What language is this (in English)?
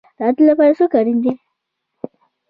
Pashto